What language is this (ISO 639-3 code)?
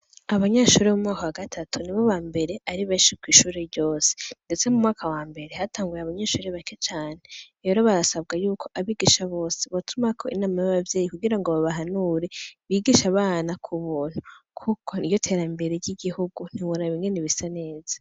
run